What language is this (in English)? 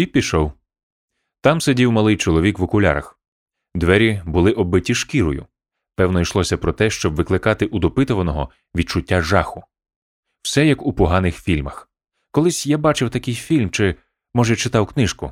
Ukrainian